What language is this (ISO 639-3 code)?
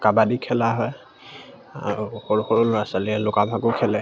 asm